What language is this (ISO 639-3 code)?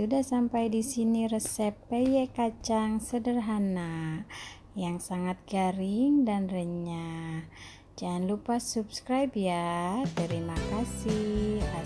ind